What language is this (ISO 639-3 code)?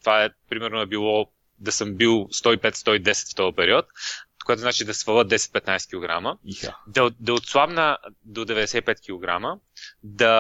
bul